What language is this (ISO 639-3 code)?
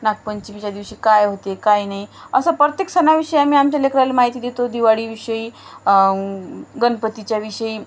mar